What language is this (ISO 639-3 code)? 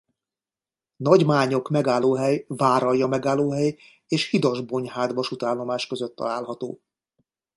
hun